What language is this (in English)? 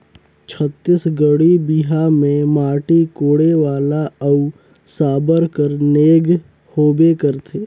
Chhattisgarhi